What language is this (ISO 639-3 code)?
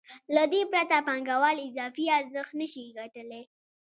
pus